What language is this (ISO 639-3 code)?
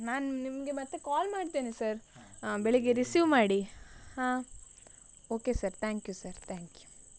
kan